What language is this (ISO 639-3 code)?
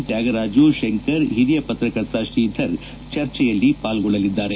kan